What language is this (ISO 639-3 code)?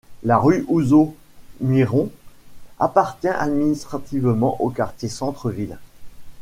fra